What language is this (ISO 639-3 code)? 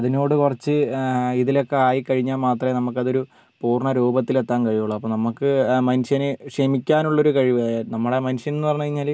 mal